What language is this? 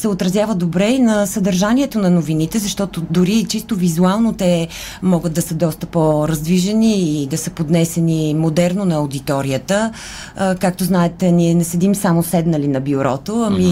Bulgarian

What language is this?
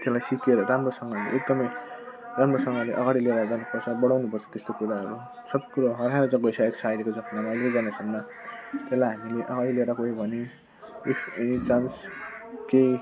Nepali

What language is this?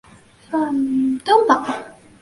Chinese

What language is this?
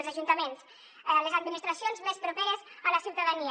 Catalan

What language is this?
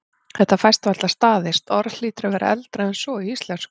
Icelandic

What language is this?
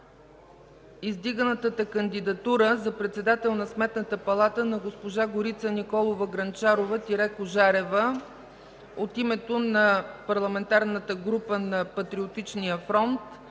Bulgarian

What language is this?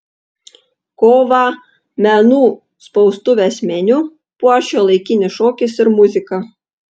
Lithuanian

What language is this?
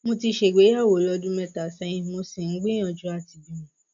Yoruba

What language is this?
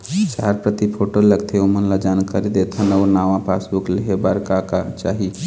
Chhattisgarhi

